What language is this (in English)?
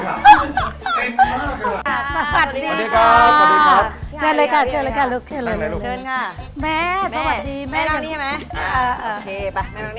Thai